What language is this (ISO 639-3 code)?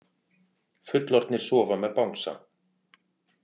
isl